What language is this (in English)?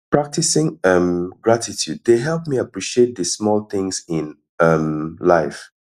Nigerian Pidgin